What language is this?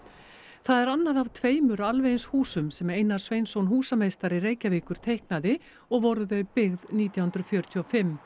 Icelandic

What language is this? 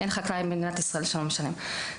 Hebrew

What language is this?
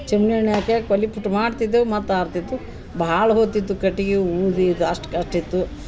Kannada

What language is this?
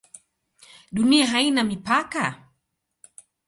Swahili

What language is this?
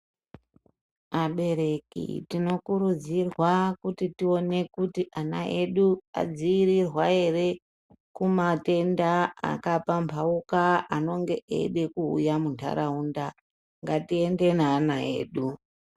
Ndau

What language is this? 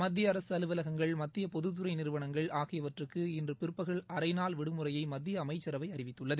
Tamil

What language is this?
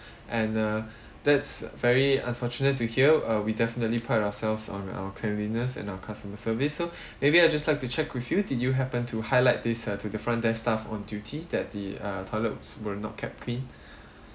English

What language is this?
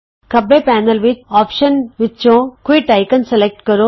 Punjabi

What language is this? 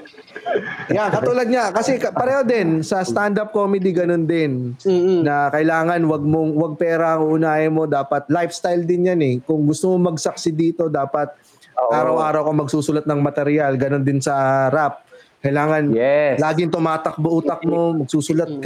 Filipino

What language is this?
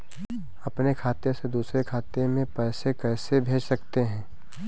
Hindi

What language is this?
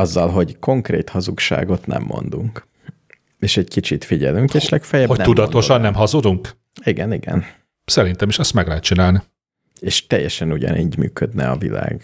Hungarian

